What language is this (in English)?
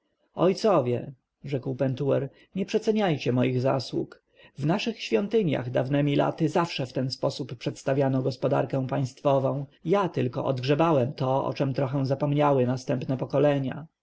Polish